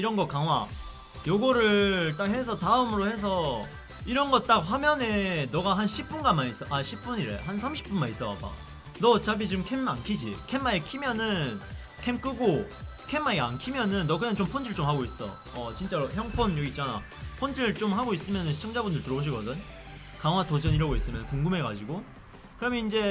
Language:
Korean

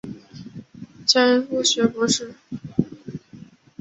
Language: Chinese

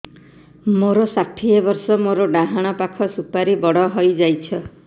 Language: Odia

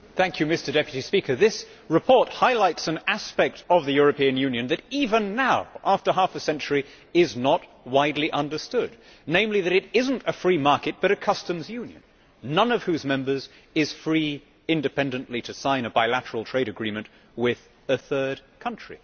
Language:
English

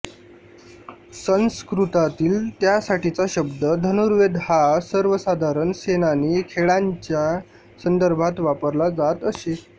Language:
Marathi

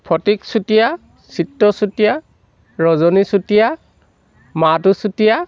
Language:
Assamese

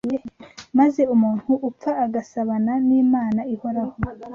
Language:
Kinyarwanda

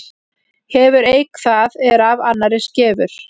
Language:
Icelandic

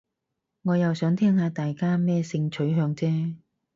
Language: Cantonese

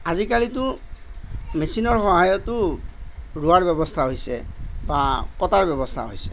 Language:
Assamese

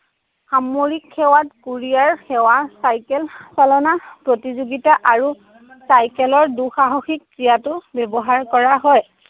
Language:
Assamese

